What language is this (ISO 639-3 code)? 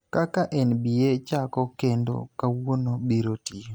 luo